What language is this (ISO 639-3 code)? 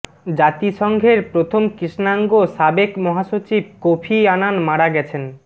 ben